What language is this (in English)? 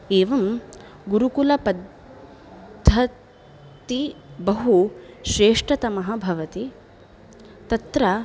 Sanskrit